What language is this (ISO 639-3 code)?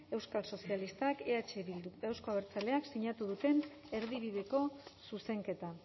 eus